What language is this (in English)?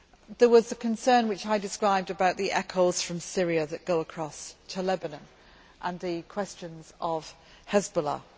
English